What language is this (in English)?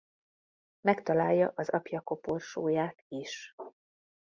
Hungarian